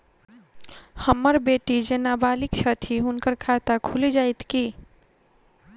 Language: Maithili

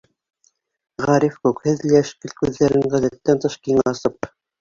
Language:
Bashkir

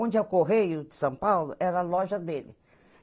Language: Portuguese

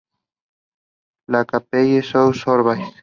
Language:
Spanish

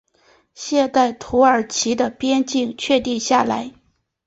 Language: Chinese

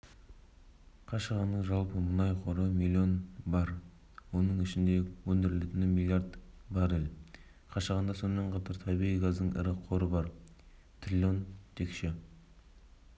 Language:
Kazakh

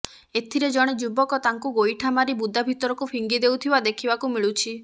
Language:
Odia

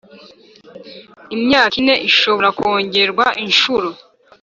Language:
Kinyarwanda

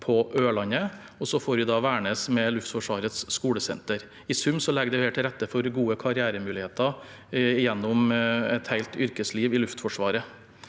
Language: Norwegian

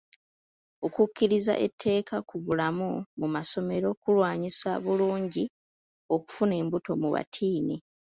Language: Ganda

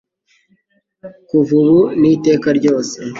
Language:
Kinyarwanda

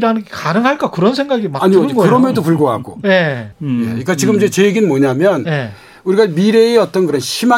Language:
Korean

